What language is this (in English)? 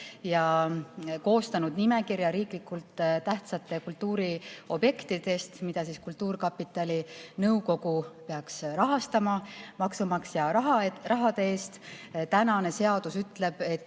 Estonian